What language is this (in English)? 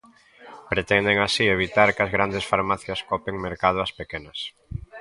Galician